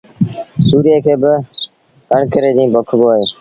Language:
Sindhi Bhil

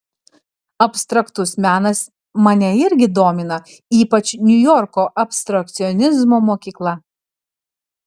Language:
Lithuanian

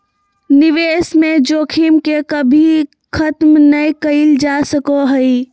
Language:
Magahi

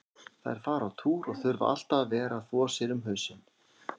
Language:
Icelandic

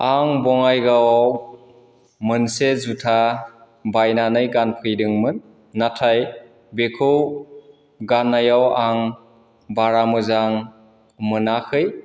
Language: Bodo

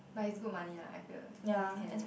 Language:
English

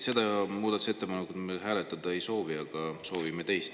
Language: Estonian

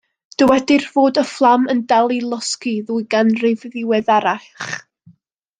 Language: Welsh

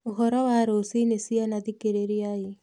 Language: Kikuyu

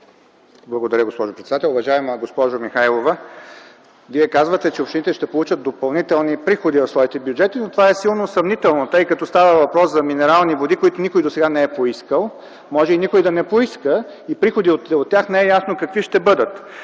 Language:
Bulgarian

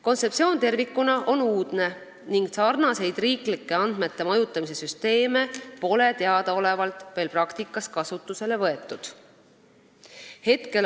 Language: Estonian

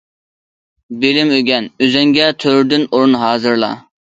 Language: Uyghur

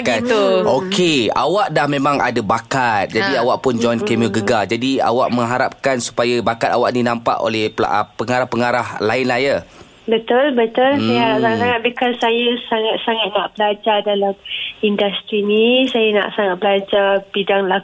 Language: Malay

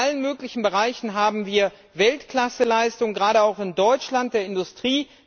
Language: German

